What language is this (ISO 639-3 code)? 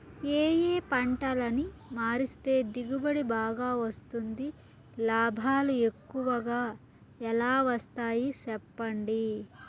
tel